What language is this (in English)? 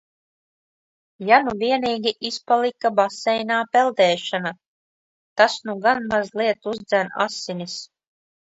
Latvian